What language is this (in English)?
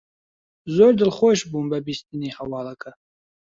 Central Kurdish